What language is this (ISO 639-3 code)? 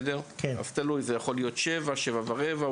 heb